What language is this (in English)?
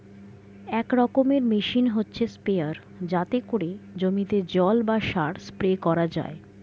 Bangla